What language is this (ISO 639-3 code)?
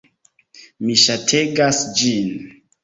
epo